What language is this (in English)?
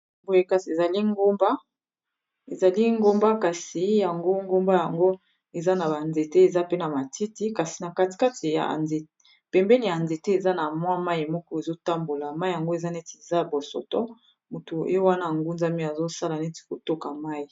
Lingala